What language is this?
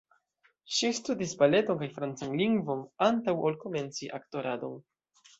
Esperanto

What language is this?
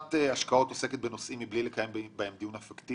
Hebrew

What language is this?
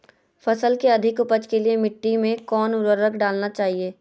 Magahi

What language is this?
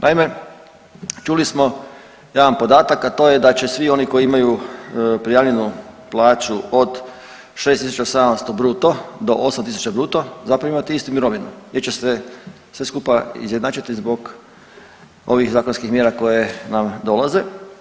Croatian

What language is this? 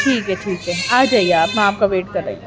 Urdu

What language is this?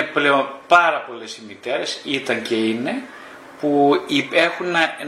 Greek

